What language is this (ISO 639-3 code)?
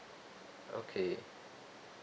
eng